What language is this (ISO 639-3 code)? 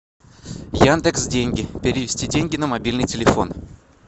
rus